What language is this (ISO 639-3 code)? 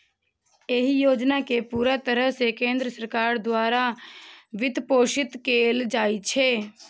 mai